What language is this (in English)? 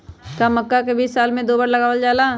Magahi